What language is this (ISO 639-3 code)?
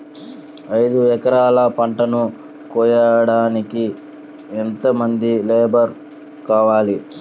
tel